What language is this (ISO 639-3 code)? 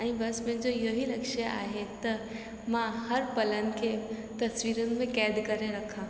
snd